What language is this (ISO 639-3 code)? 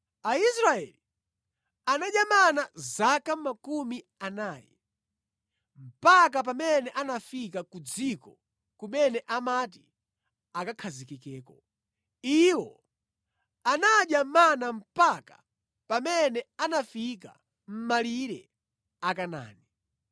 nya